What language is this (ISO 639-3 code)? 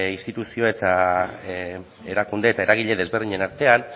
eus